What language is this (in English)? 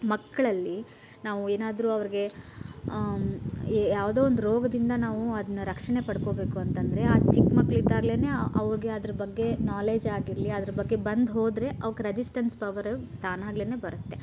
Kannada